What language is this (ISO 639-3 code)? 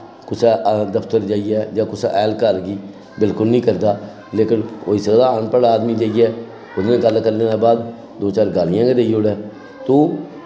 doi